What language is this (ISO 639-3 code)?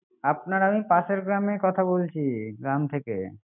ben